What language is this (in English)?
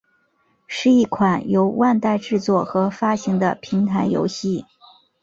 Chinese